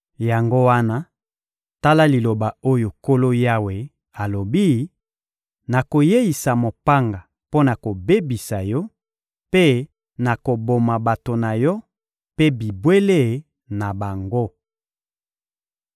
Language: Lingala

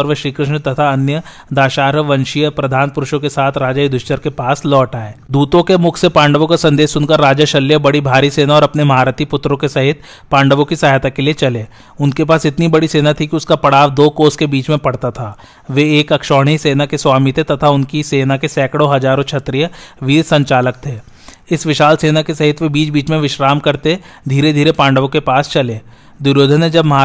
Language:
Hindi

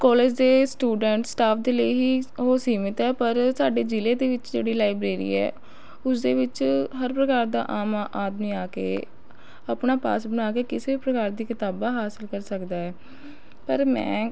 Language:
Punjabi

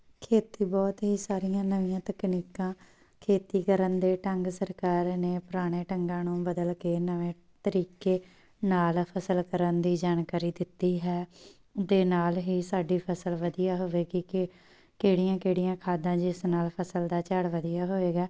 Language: Punjabi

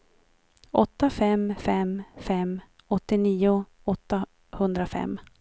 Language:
Swedish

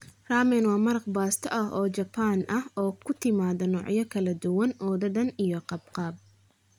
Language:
Somali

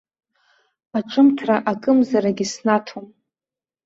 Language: Abkhazian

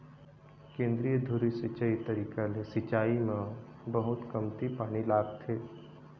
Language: Chhattisgarhi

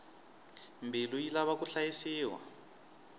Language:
Tsonga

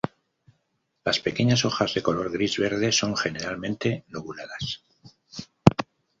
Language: Spanish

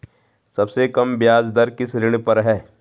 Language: Hindi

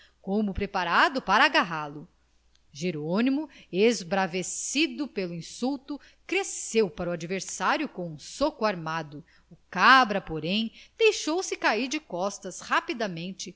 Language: Portuguese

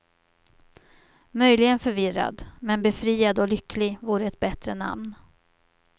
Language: Swedish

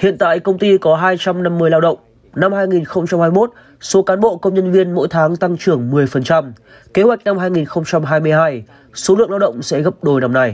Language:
Vietnamese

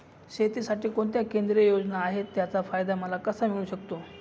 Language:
Marathi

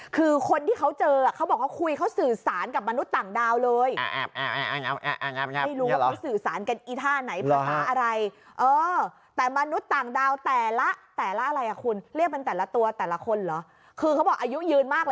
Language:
Thai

